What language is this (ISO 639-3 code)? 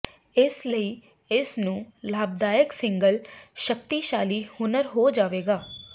pan